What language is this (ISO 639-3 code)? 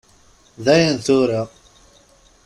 kab